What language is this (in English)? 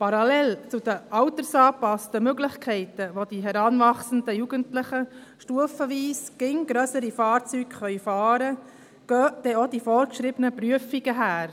Swiss German